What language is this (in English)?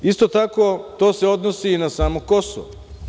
Serbian